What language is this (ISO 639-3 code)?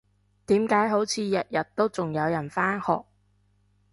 yue